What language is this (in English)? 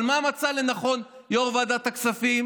Hebrew